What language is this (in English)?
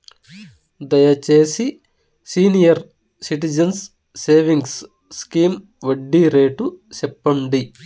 Telugu